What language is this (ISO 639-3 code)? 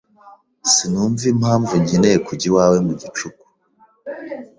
kin